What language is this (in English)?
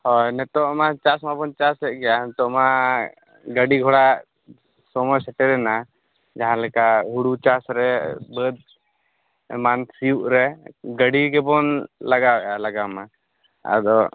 Santali